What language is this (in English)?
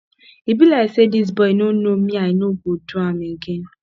Nigerian Pidgin